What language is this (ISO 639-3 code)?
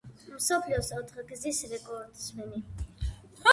kat